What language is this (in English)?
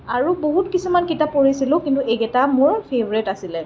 Assamese